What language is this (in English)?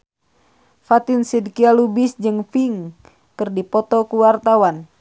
Sundanese